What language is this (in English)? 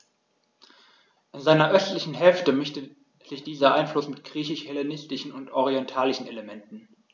German